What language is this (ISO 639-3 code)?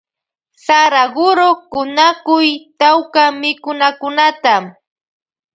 qvj